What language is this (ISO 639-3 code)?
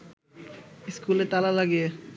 ben